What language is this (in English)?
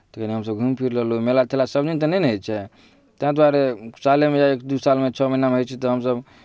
Maithili